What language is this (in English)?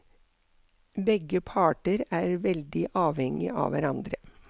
Norwegian